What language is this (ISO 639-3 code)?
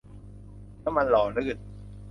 tha